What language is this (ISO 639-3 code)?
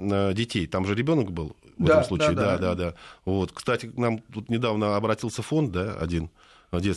rus